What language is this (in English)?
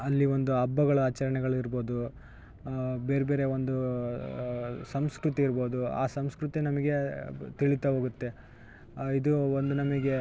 Kannada